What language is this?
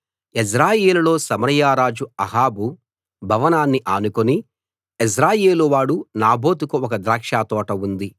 Telugu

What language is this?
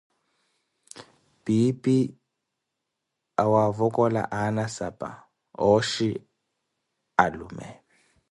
Koti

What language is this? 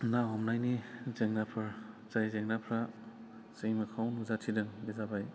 Bodo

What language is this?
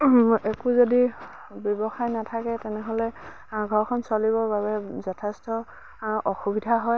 Assamese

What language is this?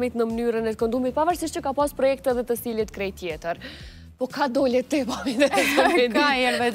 Romanian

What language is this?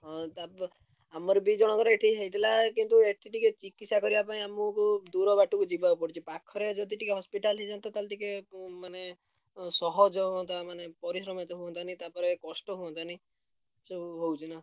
Odia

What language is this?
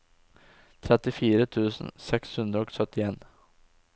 Norwegian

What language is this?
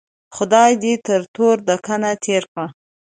Pashto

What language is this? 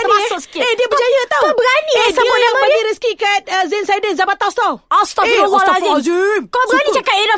Malay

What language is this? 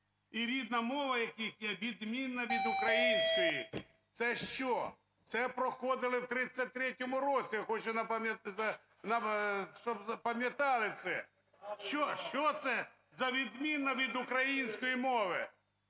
Ukrainian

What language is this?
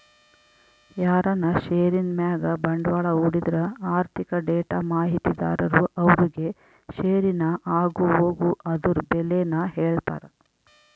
Kannada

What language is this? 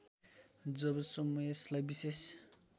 Nepali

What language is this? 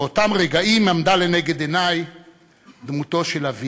Hebrew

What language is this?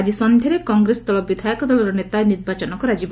Odia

